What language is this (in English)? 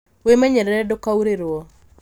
Kikuyu